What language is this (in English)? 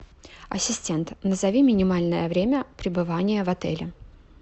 Russian